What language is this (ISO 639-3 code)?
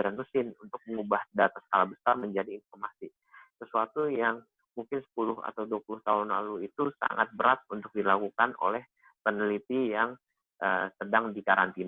ind